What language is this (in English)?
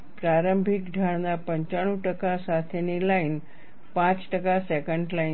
Gujarati